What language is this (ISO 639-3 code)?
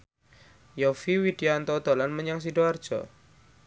jav